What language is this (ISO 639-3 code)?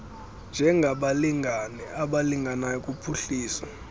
xho